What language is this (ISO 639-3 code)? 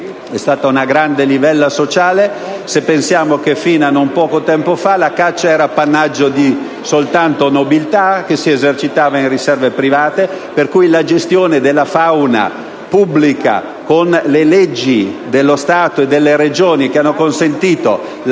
ita